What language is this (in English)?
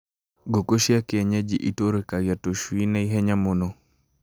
Kikuyu